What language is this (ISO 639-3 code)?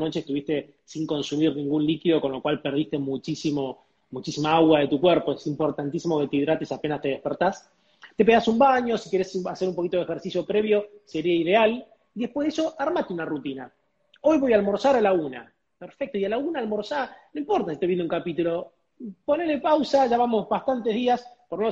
spa